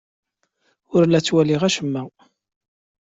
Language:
Kabyle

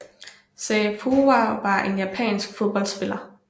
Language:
Danish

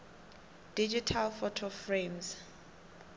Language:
South Ndebele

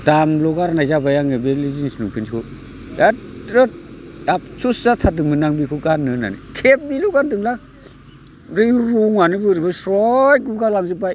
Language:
Bodo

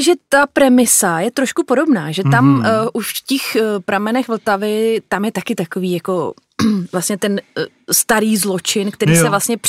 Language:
Czech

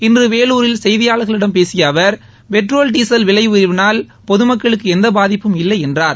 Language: Tamil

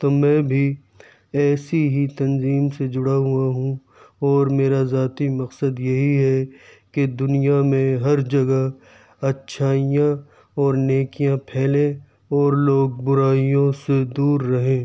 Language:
Urdu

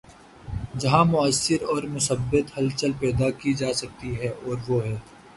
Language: Urdu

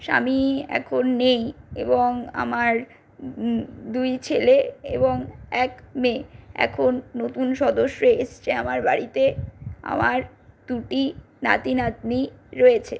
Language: Bangla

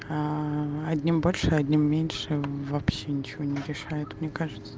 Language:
Russian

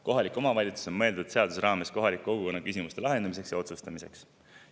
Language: Estonian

